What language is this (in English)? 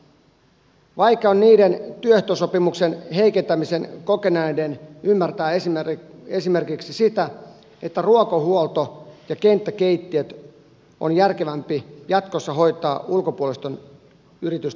Finnish